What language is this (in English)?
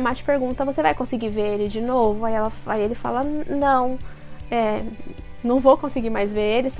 Portuguese